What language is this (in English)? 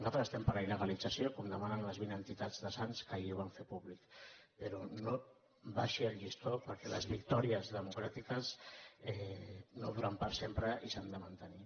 Catalan